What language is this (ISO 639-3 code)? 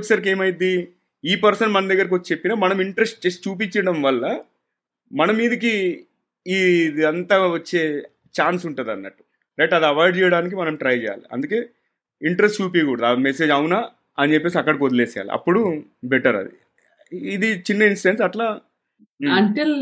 tel